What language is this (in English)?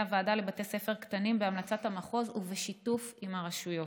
Hebrew